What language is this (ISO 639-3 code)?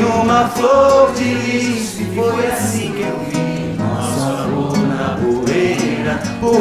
por